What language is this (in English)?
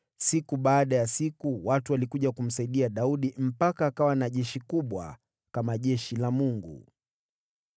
Swahili